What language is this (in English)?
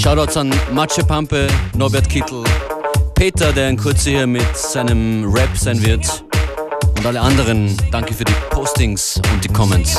German